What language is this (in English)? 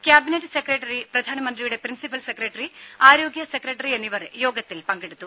Malayalam